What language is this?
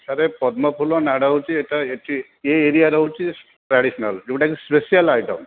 Odia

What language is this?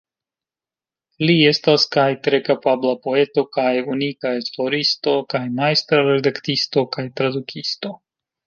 Esperanto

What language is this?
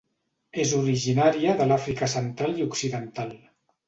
Catalan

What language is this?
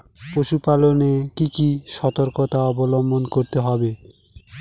Bangla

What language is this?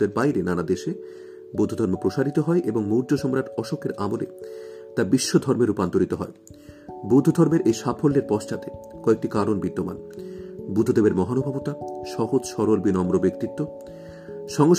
Bangla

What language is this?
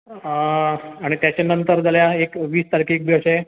Konkani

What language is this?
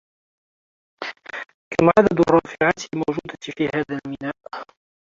Arabic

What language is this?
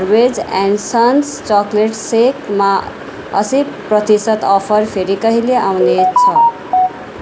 Nepali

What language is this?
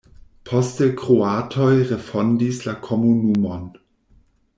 Esperanto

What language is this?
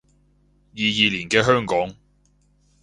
Cantonese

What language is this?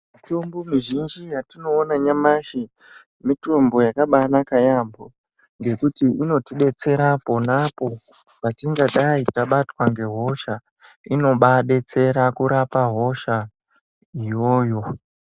Ndau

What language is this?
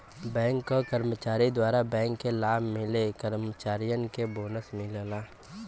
Bhojpuri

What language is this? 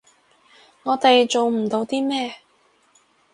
Cantonese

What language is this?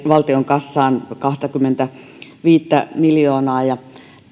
Finnish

